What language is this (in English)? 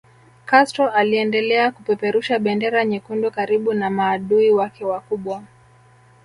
Swahili